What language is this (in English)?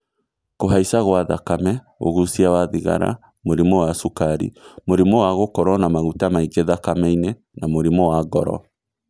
Kikuyu